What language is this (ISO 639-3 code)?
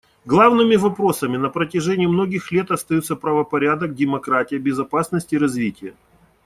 rus